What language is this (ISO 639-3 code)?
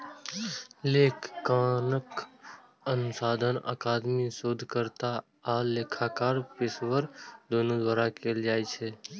mai